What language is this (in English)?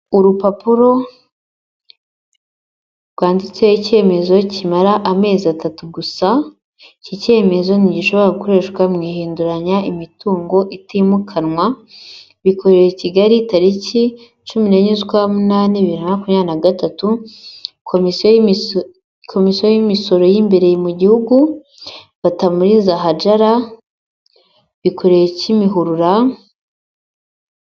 Kinyarwanda